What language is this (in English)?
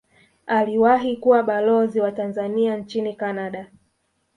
Swahili